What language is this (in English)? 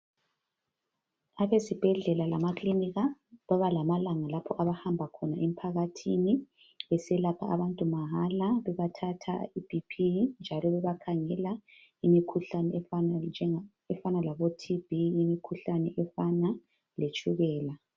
North Ndebele